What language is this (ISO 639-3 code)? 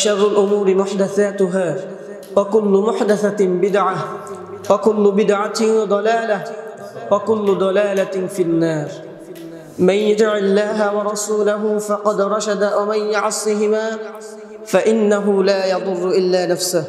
ara